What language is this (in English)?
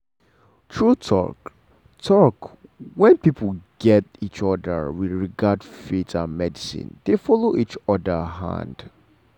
Nigerian Pidgin